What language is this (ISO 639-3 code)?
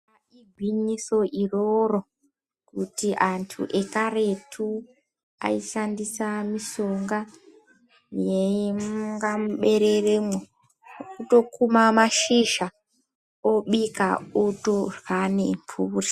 ndc